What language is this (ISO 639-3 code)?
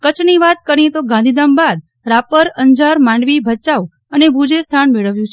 guj